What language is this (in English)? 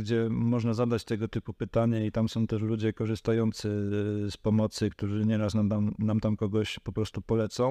Polish